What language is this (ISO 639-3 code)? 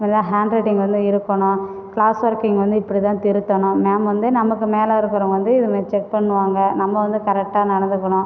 tam